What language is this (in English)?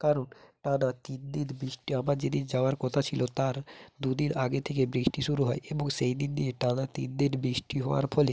Bangla